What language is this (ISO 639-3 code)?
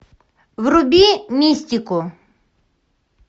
rus